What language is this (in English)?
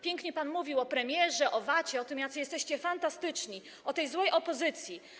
Polish